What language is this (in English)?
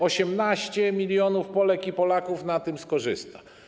Polish